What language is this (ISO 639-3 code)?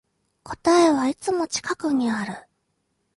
jpn